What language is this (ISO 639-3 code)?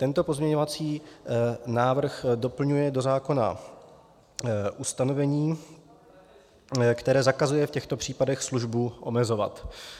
ces